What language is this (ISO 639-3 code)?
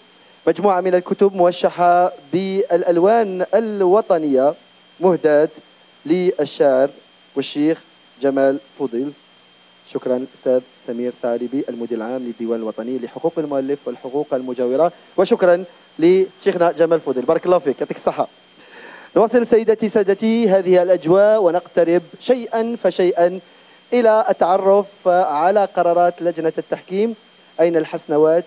ara